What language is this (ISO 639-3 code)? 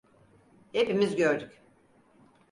tur